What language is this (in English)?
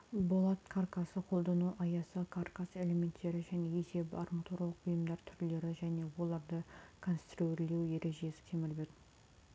Kazakh